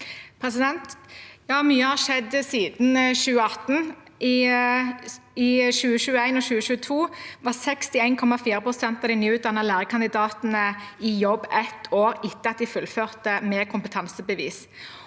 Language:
Norwegian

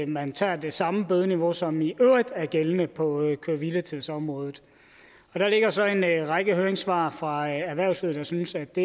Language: Danish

